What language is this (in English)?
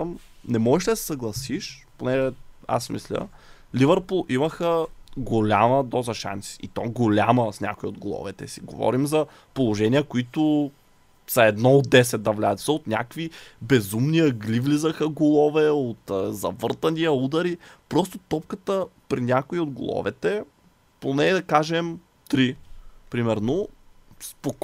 Bulgarian